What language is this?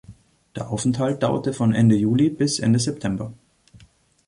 German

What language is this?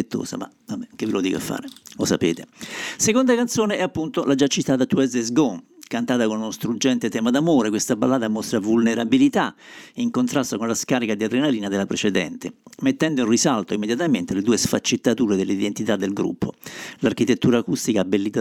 Italian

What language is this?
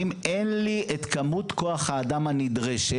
Hebrew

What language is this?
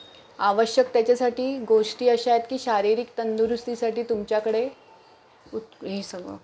Marathi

